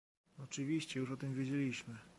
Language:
Polish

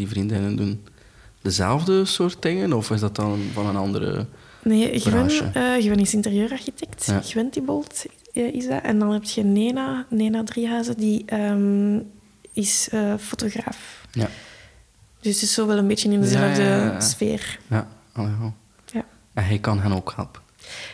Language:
Dutch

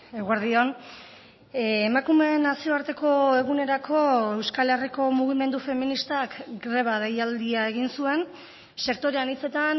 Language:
Basque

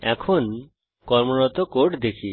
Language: Bangla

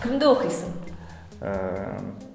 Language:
Kazakh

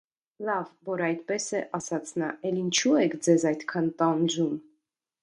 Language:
Armenian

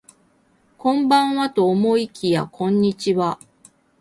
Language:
Japanese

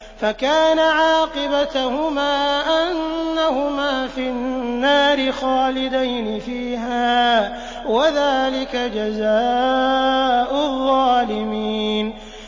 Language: Arabic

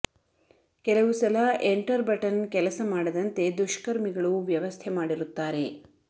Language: Kannada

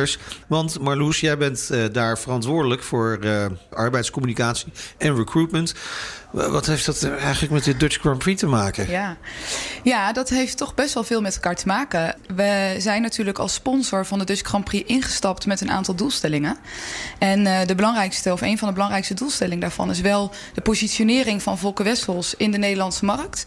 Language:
Dutch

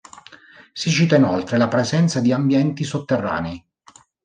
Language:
Italian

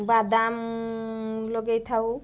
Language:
Odia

